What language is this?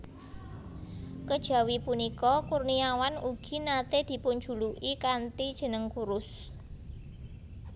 Javanese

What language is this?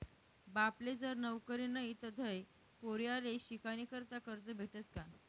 Marathi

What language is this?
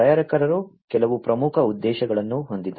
Kannada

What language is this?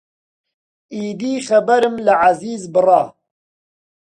Central Kurdish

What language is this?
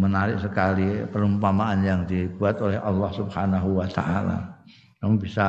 Indonesian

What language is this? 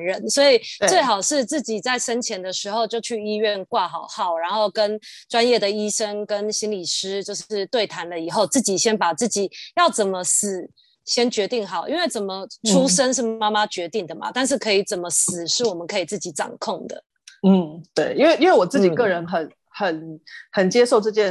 Chinese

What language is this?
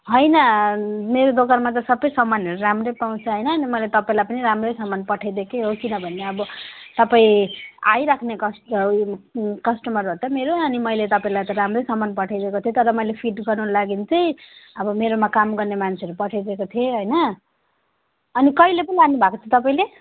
Nepali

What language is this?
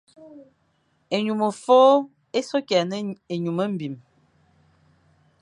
Fang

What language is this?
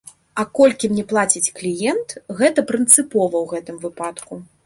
Belarusian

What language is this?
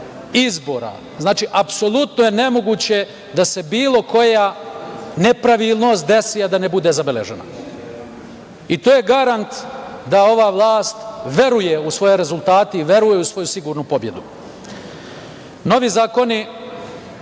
Serbian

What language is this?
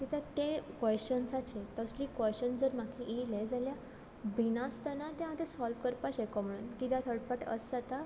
Konkani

